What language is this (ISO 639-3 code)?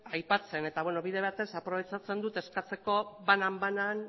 eus